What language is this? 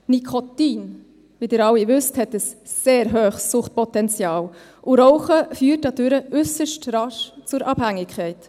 Swiss German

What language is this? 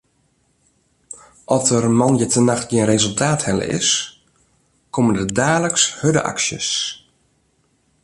Western Frisian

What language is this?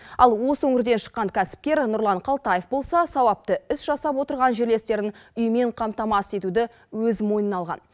Kazakh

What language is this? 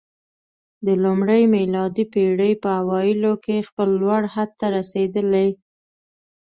Pashto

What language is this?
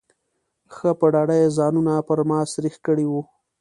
Pashto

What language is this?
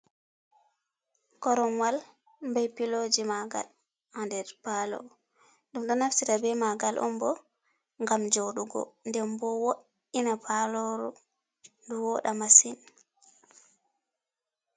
Fula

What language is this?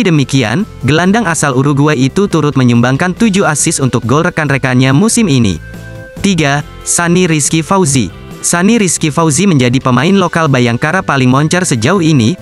Indonesian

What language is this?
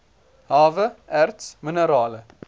Afrikaans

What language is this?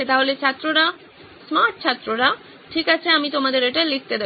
Bangla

